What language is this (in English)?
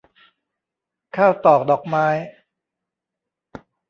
Thai